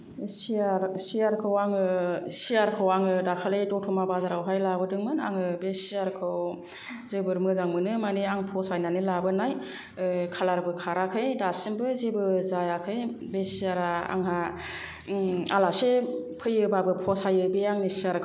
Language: Bodo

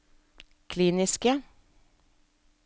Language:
Norwegian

